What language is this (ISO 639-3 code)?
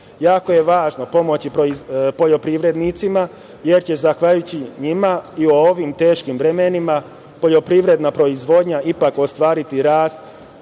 srp